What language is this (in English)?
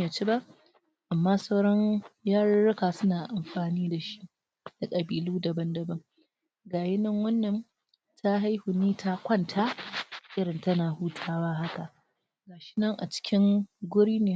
Hausa